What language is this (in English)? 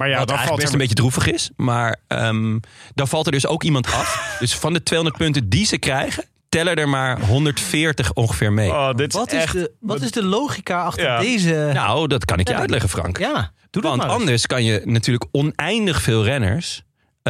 Dutch